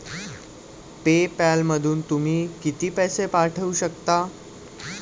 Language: Marathi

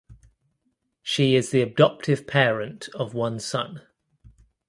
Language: English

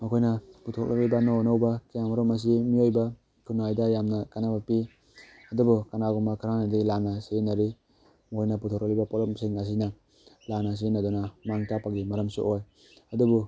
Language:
Manipuri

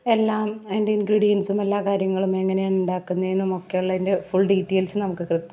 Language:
Malayalam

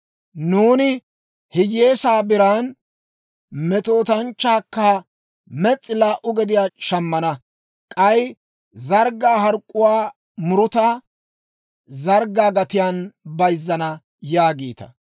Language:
Dawro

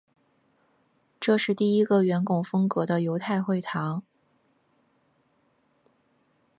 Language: Chinese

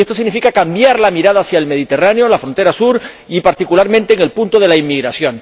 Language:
Spanish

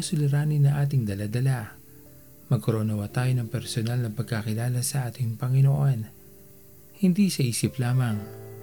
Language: Filipino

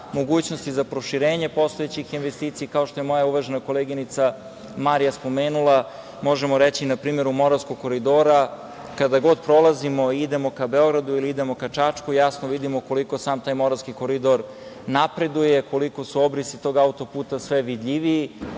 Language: Serbian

